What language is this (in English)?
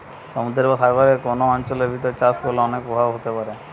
Bangla